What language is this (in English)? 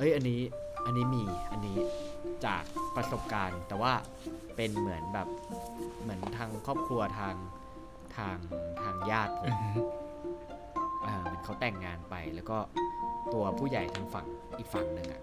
Thai